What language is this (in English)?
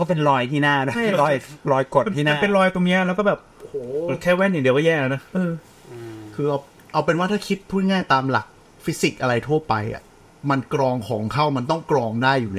Thai